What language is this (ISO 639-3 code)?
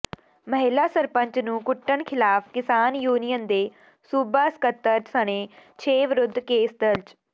pan